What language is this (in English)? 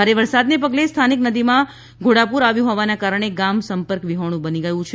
Gujarati